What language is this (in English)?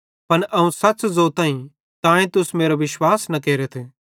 Bhadrawahi